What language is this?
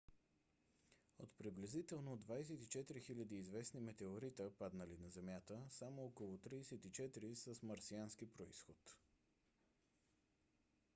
Bulgarian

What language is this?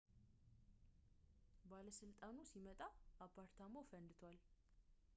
Amharic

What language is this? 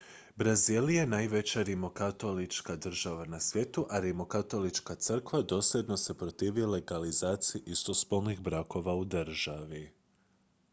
Croatian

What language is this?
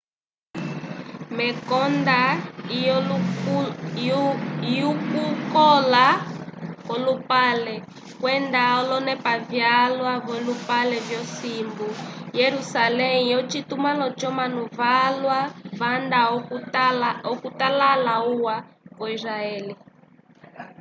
Umbundu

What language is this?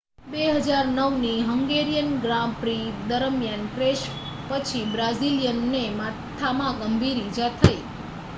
Gujarati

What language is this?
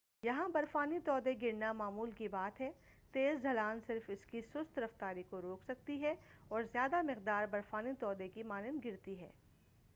Urdu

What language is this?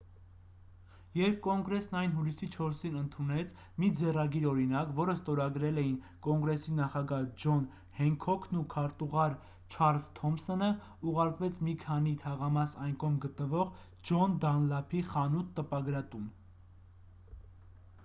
Armenian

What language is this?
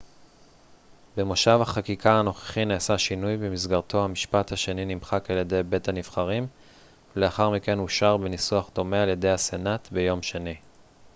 Hebrew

